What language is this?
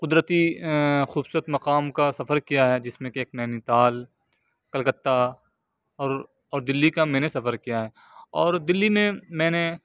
Urdu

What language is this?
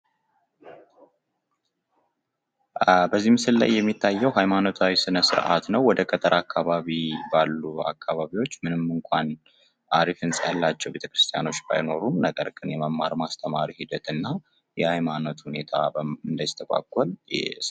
Amharic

